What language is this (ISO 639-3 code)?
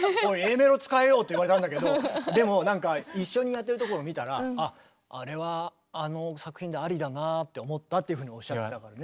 jpn